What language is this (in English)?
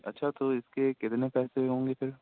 Urdu